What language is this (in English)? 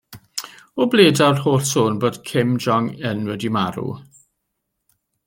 Welsh